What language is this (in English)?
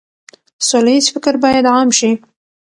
Pashto